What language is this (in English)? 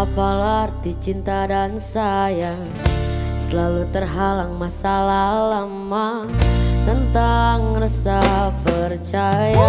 Indonesian